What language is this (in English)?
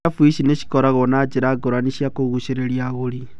Kikuyu